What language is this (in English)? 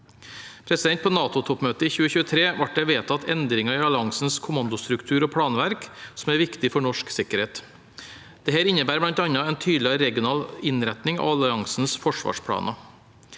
Norwegian